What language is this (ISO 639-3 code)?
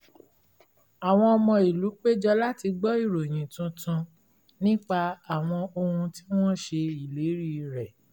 yor